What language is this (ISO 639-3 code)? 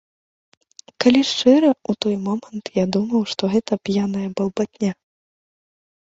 bel